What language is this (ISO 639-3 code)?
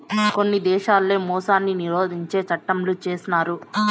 tel